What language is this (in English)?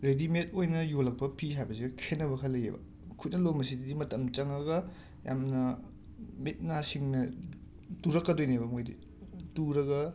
Manipuri